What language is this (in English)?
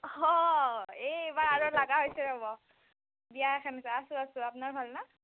Assamese